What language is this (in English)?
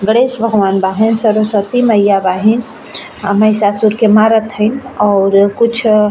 Bhojpuri